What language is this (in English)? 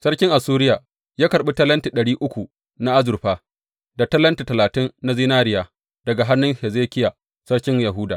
Hausa